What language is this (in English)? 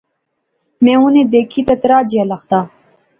Pahari-Potwari